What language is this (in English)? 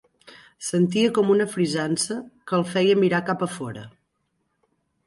Catalan